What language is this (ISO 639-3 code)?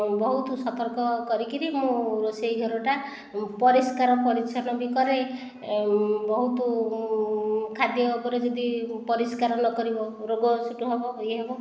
ori